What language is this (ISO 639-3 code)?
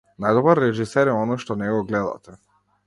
mkd